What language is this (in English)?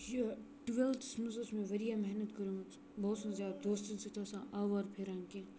Kashmiri